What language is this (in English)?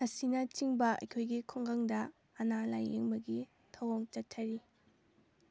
Manipuri